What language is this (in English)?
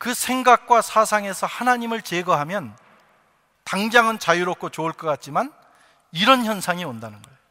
Korean